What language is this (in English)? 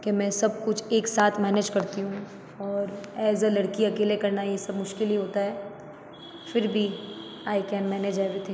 Hindi